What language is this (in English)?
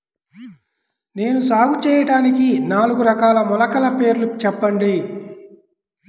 Telugu